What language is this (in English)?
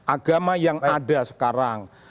Indonesian